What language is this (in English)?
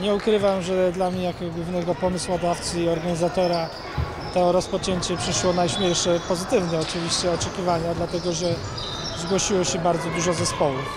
Polish